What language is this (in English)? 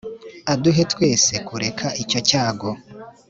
Kinyarwanda